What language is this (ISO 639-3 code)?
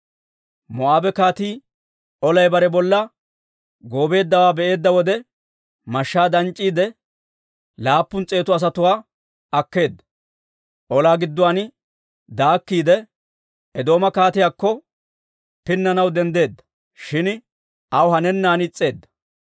dwr